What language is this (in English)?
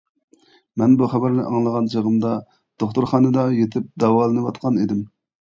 Uyghur